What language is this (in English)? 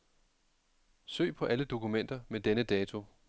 Danish